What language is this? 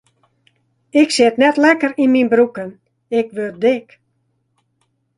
Western Frisian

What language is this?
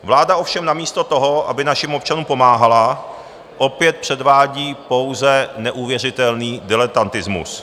Czech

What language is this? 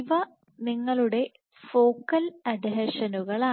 Malayalam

